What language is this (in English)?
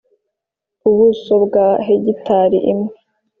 Kinyarwanda